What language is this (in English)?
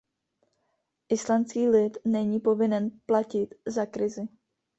Czech